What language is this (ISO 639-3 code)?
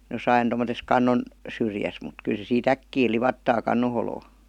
fin